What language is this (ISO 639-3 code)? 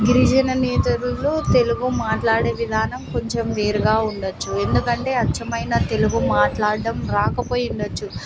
tel